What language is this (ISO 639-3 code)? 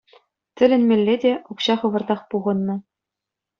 chv